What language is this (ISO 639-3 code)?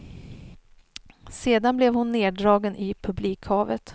swe